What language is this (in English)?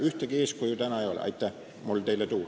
Estonian